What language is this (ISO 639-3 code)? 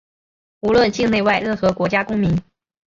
zho